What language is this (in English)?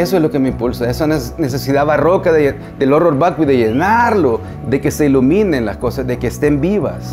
Spanish